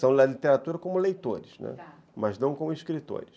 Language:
Portuguese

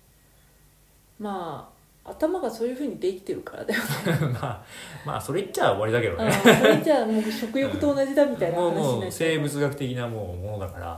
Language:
Japanese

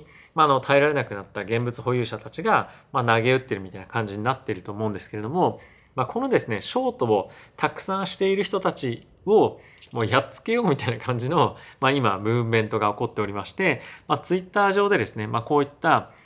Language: Japanese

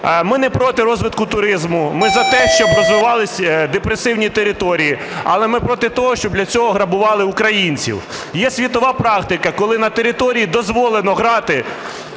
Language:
Ukrainian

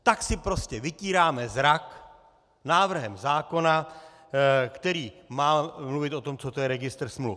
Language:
Czech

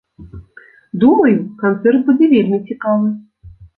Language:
Belarusian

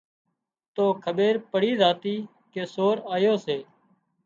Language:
Wadiyara Koli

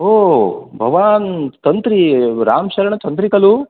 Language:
Sanskrit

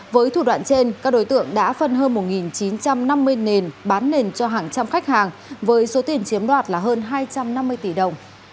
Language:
Vietnamese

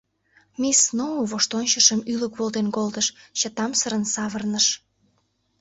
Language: Mari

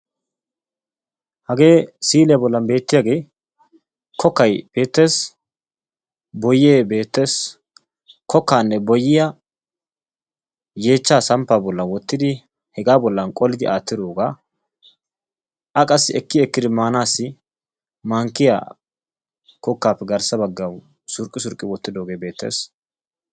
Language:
Wolaytta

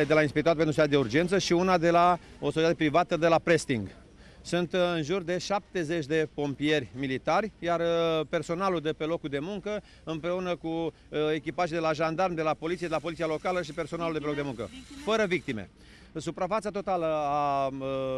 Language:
Romanian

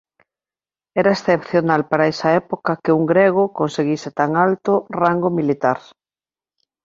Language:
Galician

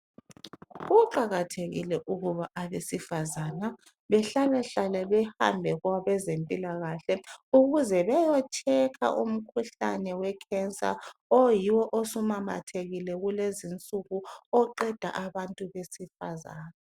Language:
North Ndebele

